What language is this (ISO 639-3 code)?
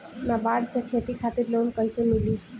bho